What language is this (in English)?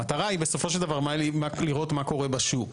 Hebrew